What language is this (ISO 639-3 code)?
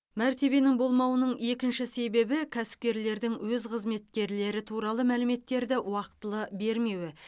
kaz